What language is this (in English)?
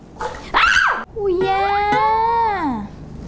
Vietnamese